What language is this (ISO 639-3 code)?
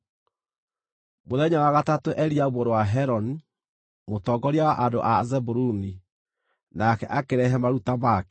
kik